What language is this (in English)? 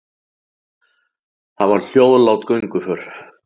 Icelandic